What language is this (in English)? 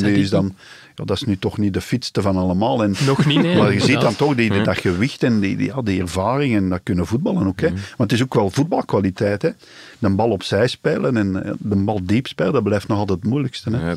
Dutch